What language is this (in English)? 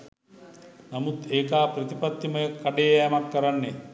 Sinhala